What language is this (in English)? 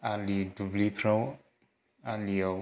Bodo